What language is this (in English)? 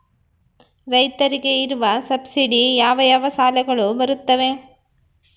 Kannada